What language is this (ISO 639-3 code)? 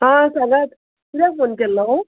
kok